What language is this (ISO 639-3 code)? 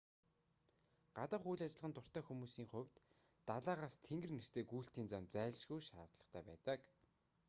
mon